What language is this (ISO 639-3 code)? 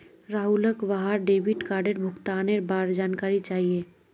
mag